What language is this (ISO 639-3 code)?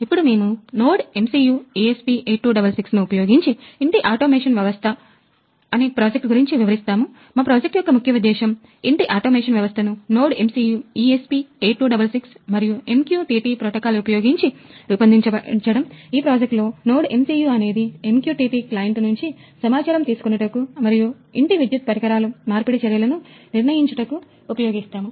tel